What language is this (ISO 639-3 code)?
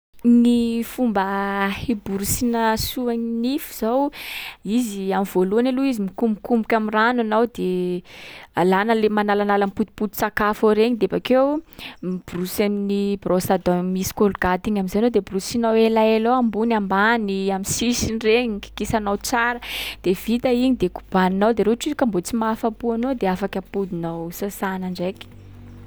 skg